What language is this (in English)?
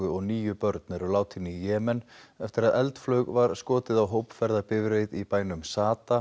Icelandic